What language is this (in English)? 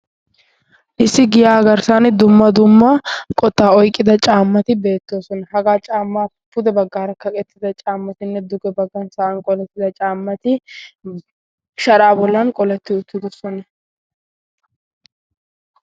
Wolaytta